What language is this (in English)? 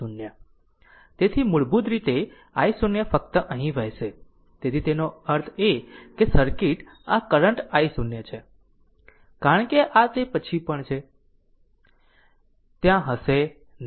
Gujarati